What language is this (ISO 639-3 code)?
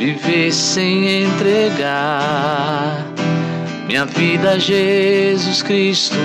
por